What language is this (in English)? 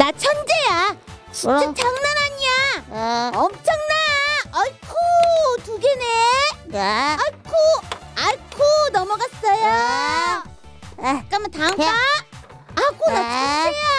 Korean